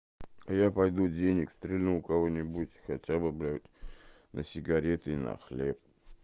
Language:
Russian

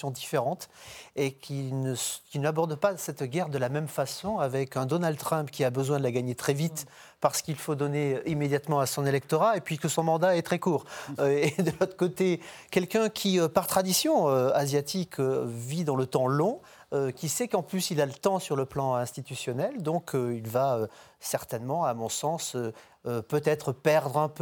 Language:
French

